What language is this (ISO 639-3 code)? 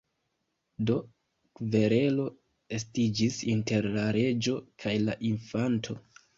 epo